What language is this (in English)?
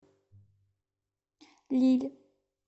Russian